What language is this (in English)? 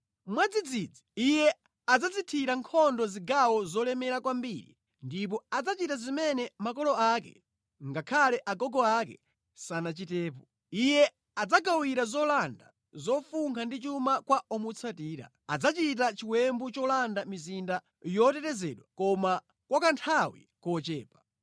Nyanja